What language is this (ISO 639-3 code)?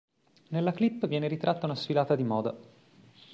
ita